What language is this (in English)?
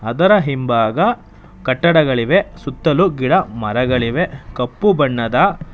Kannada